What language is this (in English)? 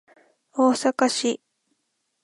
Japanese